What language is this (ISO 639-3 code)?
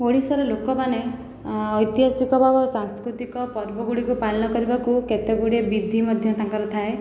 ori